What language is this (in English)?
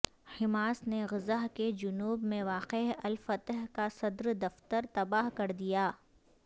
Urdu